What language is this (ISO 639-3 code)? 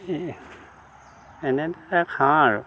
asm